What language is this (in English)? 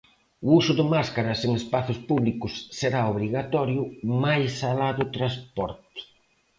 Galician